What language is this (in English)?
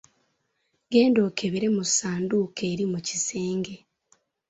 Ganda